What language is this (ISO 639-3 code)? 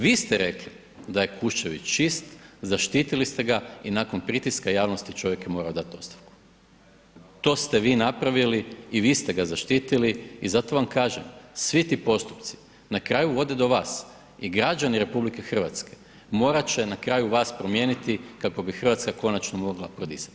hrv